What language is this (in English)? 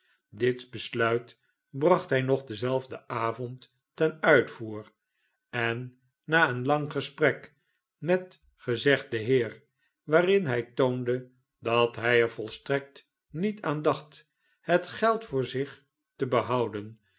Dutch